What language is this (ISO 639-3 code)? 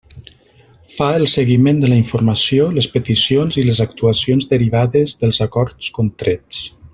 cat